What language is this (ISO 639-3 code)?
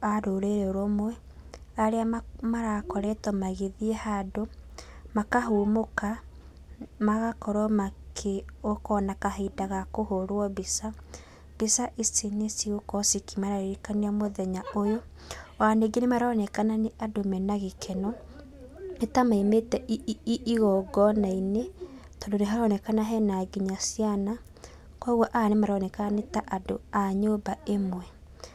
kik